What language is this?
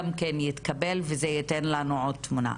Hebrew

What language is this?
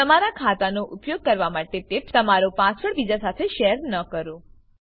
Gujarati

